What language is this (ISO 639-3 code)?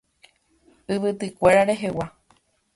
grn